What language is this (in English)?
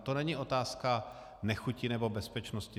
Czech